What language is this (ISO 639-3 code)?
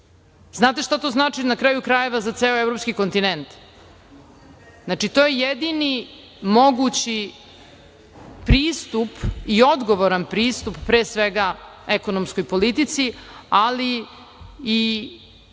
srp